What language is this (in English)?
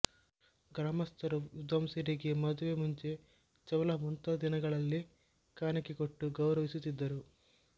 Kannada